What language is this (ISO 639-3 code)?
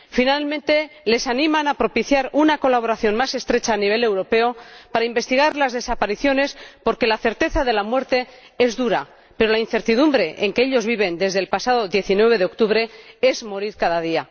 spa